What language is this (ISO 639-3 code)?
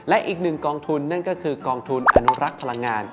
tha